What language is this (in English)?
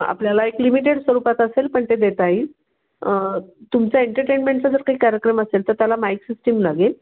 Marathi